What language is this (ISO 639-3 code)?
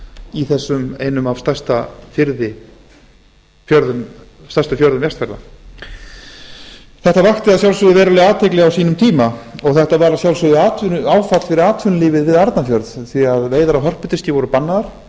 isl